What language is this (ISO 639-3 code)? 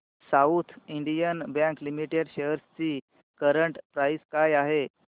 mar